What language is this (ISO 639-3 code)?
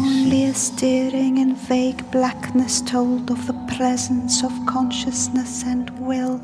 ell